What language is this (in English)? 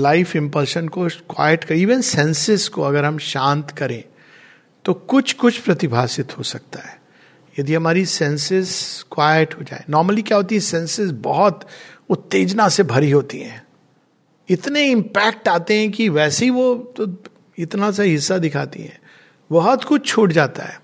Hindi